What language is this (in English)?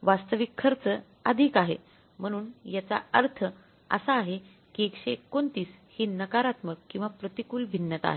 Marathi